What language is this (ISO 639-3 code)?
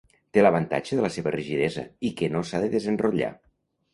cat